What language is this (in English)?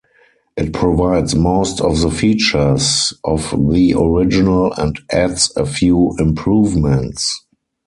English